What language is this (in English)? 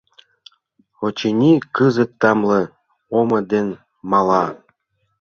Mari